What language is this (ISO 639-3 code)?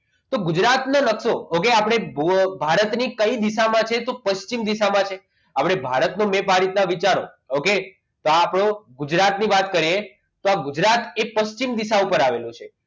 guj